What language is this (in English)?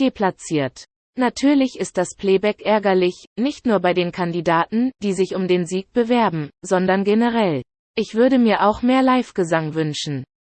German